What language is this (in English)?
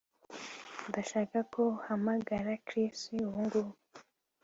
Kinyarwanda